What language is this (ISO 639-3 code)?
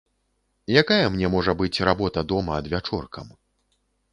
bel